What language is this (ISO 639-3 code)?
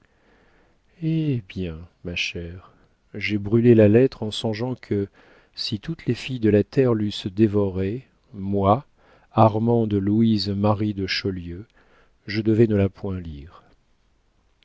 fra